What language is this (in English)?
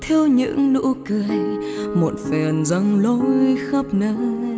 Vietnamese